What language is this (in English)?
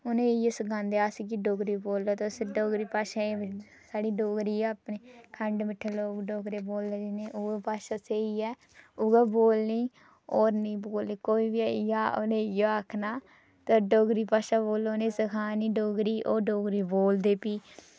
Dogri